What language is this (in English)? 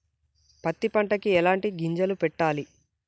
Telugu